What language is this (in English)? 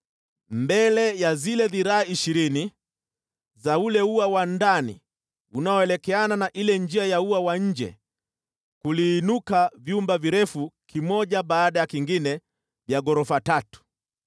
Swahili